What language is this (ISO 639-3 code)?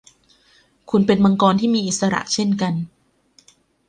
tha